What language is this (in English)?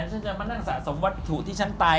Thai